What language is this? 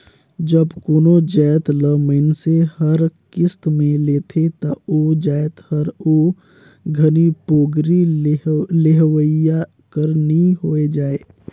Chhattisgarhi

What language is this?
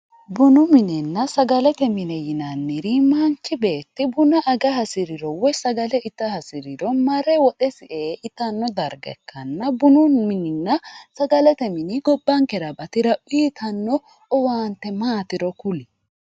Sidamo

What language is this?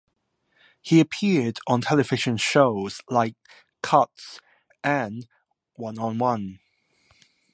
English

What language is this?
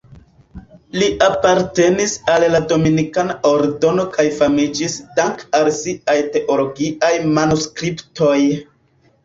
Esperanto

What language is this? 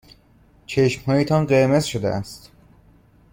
Persian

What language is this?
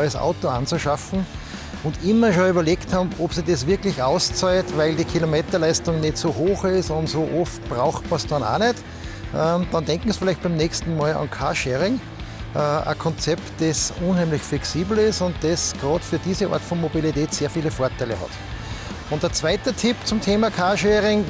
German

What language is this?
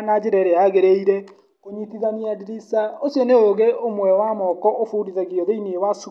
Kikuyu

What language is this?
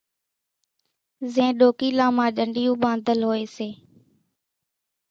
Kachi Koli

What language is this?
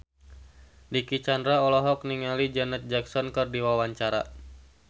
Sundanese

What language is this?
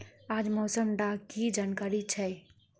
Magahi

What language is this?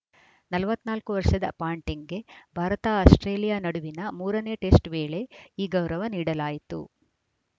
Kannada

